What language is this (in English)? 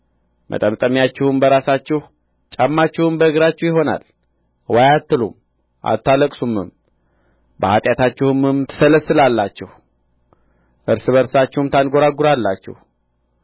Amharic